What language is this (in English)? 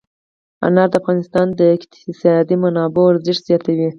Pashto